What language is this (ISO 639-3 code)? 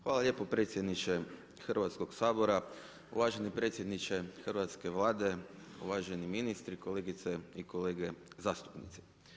hrv